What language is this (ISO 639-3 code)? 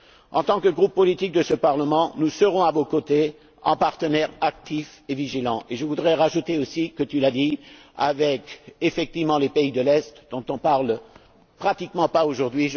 fra